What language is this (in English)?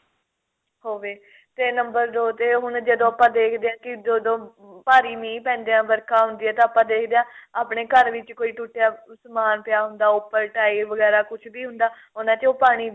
Punjabi